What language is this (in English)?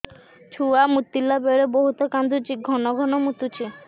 Odia